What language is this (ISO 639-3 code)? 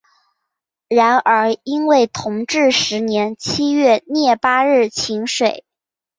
zho